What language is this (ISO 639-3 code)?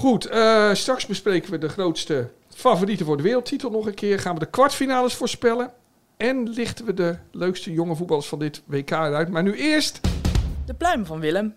nld